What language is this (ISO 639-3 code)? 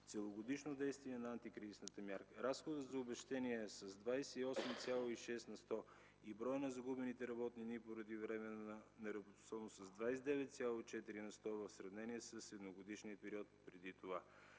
bul